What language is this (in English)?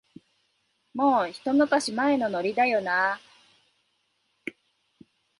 Japanese